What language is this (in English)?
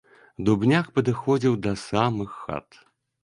Belarusian